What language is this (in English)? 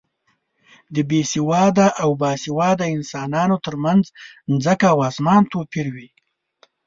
Pashto